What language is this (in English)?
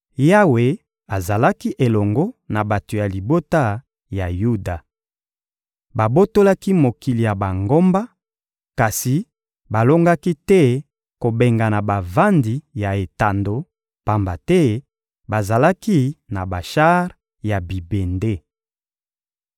Lingala